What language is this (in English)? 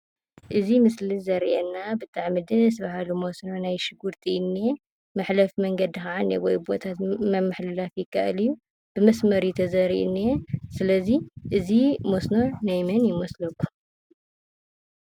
Tigrinya